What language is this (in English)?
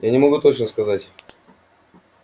Russian